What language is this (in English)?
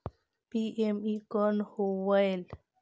Chhattisgarhi